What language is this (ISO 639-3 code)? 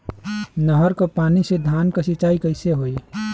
bho